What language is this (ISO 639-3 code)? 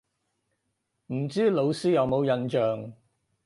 yue